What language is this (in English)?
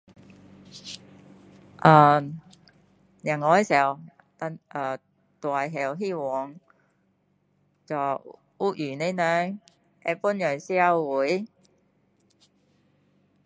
Min Dong Chinese